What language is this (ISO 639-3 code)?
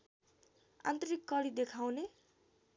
nep